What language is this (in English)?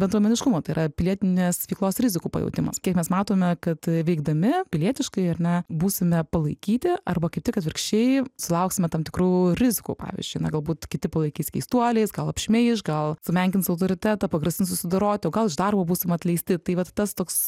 Lithuanian